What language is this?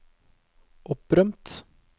Norwegian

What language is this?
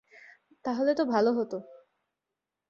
Bangla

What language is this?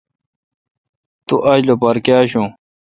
Kalkoti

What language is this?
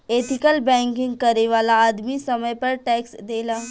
Bhojpuri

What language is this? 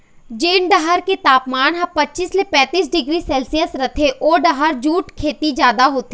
Chhattisgarhi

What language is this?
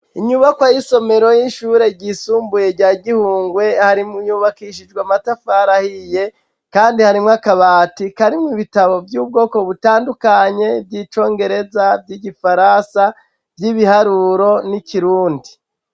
Rundi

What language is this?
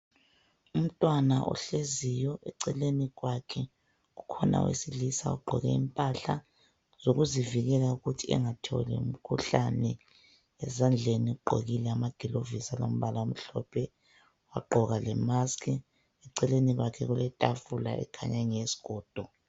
North Ndebele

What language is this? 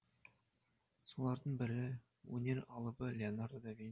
Kazakh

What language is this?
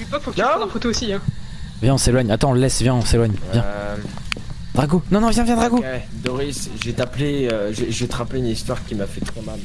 French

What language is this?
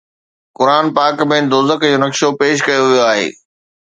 Sindhi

